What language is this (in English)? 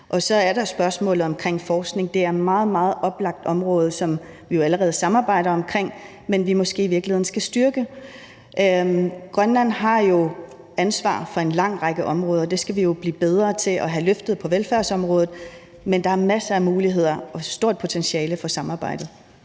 Danish